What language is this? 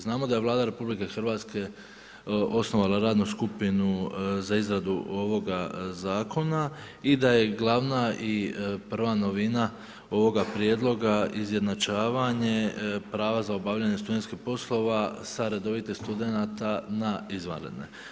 Croatian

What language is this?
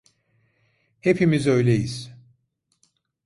Turkish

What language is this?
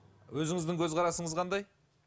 Kazakh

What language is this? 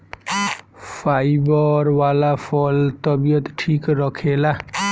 Bhojpuri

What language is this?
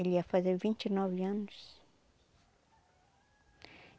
Portuguese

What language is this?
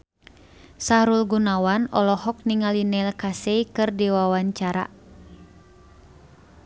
Sundanese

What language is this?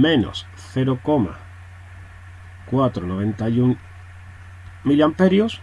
Spanish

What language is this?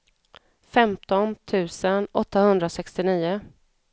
Swedish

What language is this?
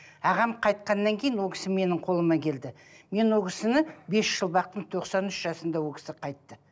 Kazakh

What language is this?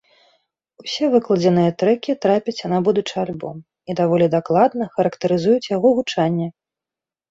Belarusian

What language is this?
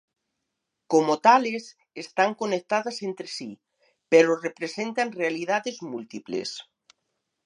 Galician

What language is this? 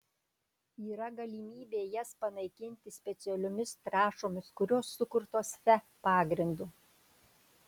Lithuanian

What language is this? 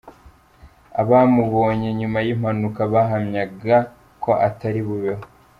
Kinyarwanda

